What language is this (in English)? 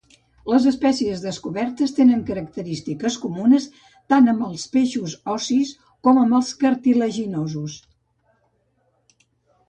Catalan